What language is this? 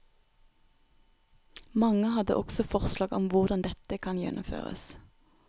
Norwegian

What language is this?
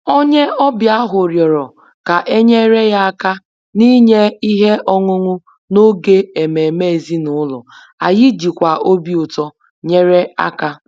Igbo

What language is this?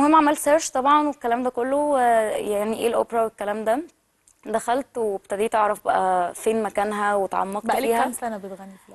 Arabic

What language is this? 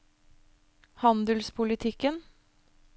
Norwegian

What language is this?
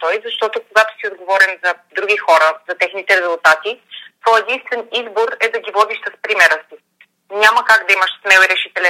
Bulgarian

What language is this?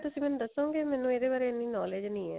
Punjabi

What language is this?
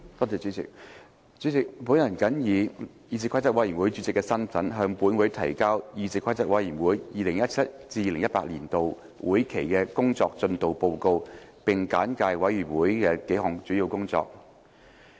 Cantonese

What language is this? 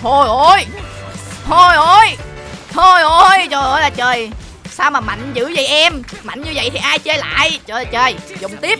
Vietnamese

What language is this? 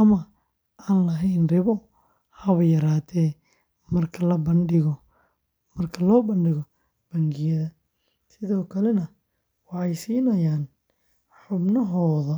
Somali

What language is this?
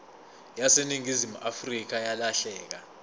Zulu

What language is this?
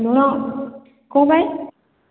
Odia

